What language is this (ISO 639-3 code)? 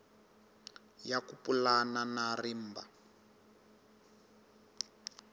tso